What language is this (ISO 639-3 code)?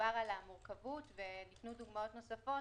heb